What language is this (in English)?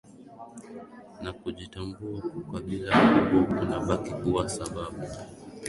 Swahili